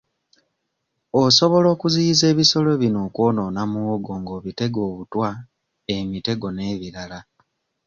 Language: Ganda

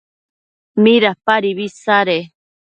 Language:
Matsés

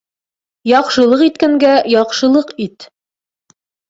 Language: Bashkir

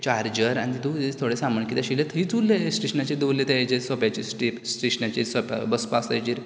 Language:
Konkani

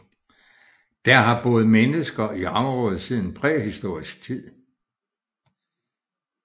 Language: Danish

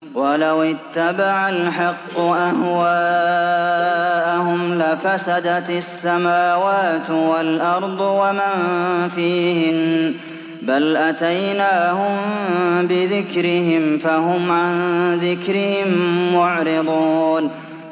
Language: Arabic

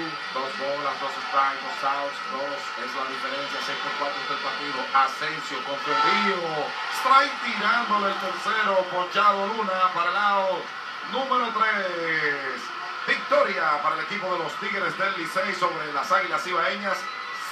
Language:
Spanish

